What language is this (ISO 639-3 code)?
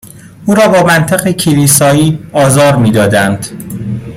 fas